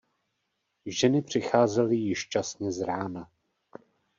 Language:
Czech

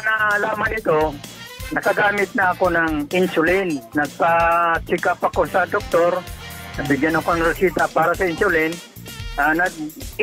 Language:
Filipino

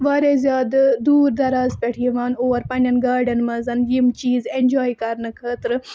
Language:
Kashmiri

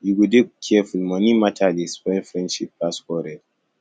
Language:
Nigerian Pidgin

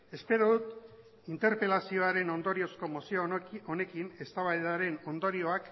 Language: Basque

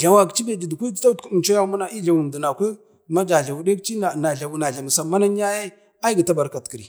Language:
Bade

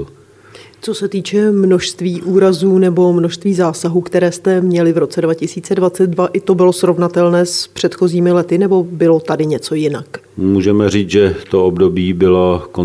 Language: Czech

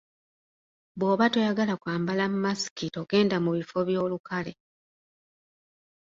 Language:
Ganda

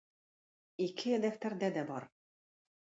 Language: Tatar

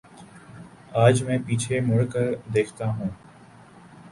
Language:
Urdu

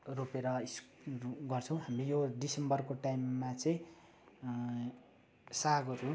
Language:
Nepali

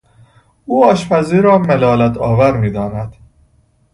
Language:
Persian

